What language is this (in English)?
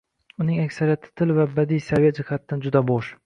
Uzbek